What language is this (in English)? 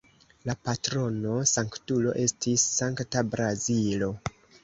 Esperanto